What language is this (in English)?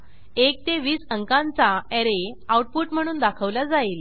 Marathi